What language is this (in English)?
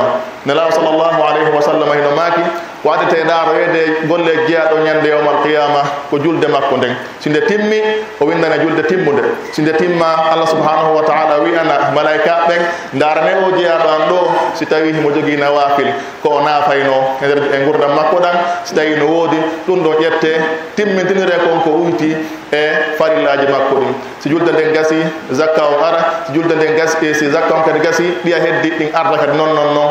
Indonesian